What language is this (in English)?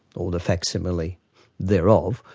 English